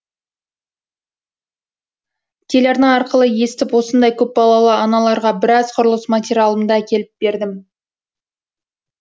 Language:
Kazakh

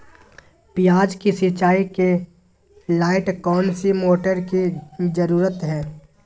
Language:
Magahi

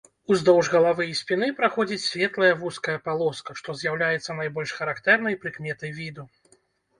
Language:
Belarusian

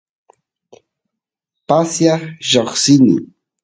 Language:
Santiago del Estero Quichua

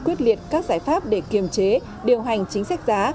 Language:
Vietnamese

